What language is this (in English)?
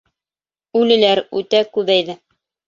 Bashkir